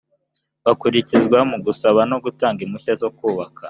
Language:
Kinyarwanda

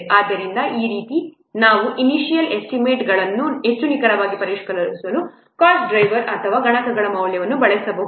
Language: Kannada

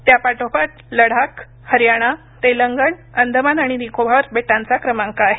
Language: Marathi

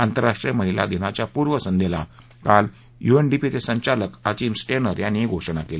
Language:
Marathi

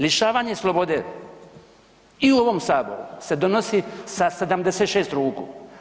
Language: Croatian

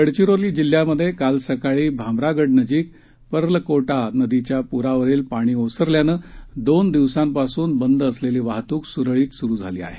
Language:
Marathi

